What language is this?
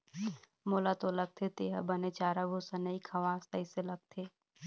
Chhattisgarhi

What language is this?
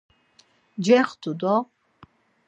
Laz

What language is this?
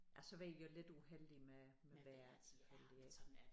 Danish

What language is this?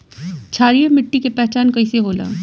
Bhojpuri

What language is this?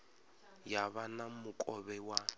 Venda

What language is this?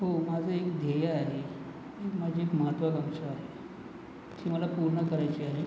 Marathi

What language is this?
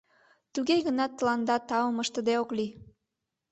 Mari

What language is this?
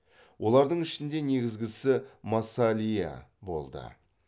Kazakh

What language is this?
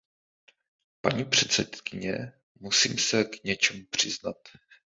Czech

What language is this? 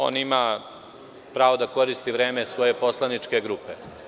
Serbian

